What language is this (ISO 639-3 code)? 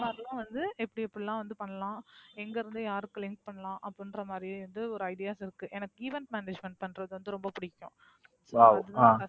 tam